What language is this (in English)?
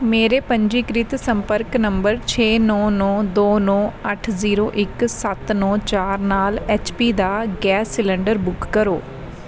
Punjabi